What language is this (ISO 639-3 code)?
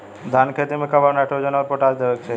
bho